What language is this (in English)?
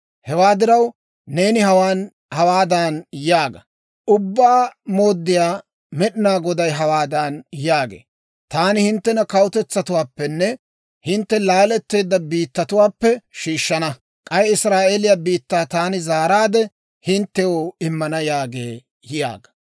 Dawro